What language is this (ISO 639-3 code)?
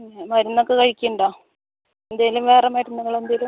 mal